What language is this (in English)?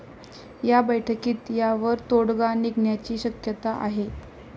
Marathi